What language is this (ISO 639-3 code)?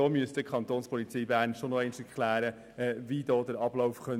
gsw